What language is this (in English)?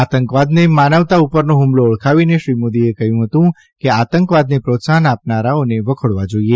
Gujarati